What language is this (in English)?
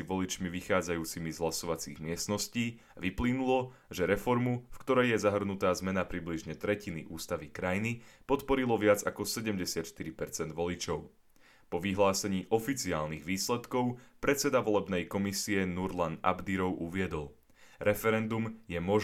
Slovak